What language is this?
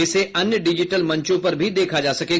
Hindi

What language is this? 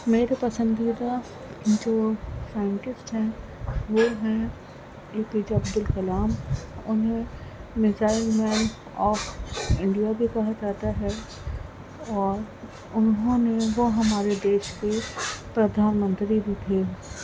Urdu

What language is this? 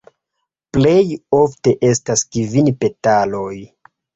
Esperanto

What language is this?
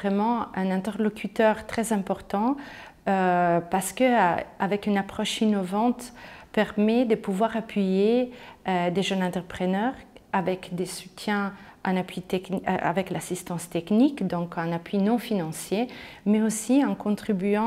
French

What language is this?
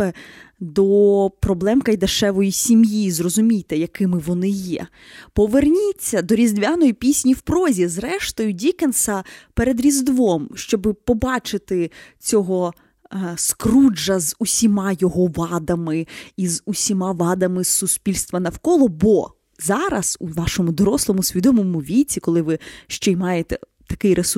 Ukrainian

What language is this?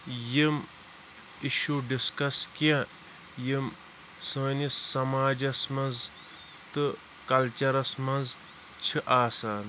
Kashmiri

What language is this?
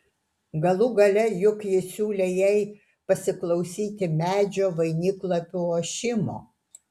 Lithuanian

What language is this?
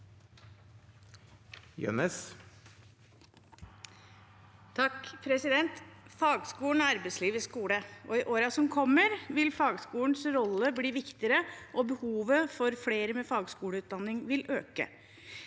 Norwegian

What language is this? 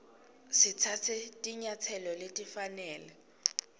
Swati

